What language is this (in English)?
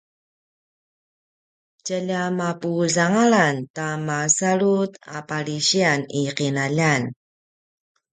Paiwan